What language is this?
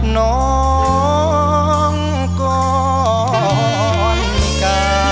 Thai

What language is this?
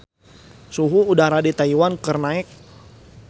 Sundanese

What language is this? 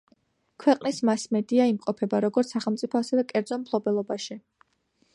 Georgian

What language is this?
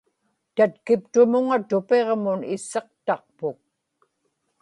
Inupiaq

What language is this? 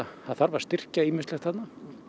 Icelandic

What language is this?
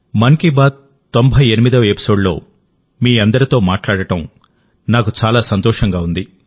Telugu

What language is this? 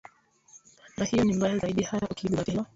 Swahili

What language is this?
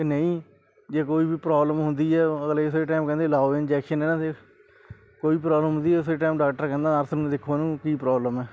Punjabi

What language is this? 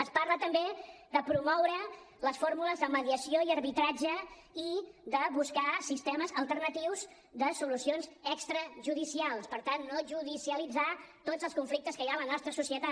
Catalan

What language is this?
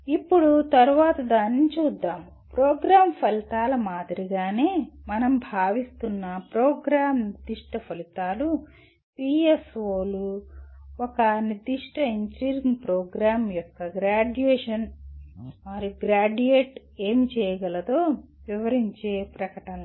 Telugu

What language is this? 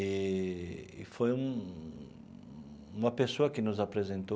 Portuguese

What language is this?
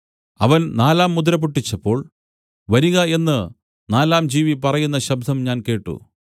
Malayalam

